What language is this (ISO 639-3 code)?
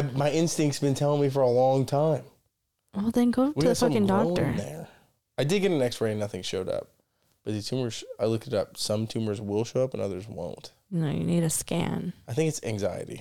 eng